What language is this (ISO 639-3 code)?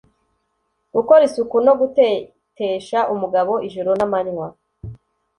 kin